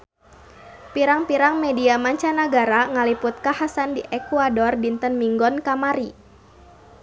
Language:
Sundanese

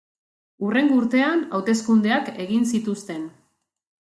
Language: Basque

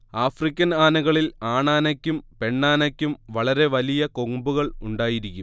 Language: Malayalam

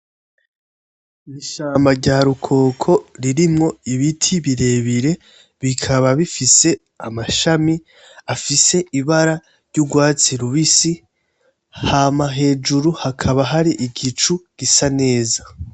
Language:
Rundi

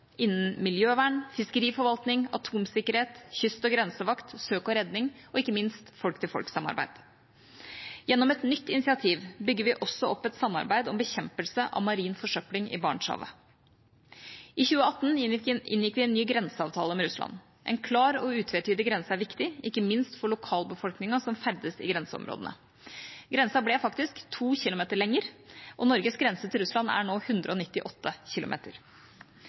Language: Norwegian Bokmål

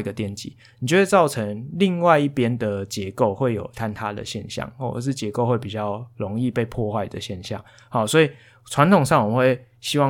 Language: Chinese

